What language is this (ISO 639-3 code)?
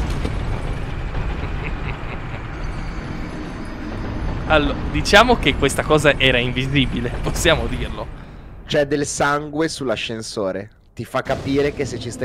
ita